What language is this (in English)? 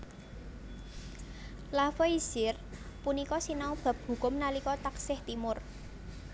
Javanese